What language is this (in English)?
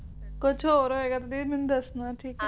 Punjabi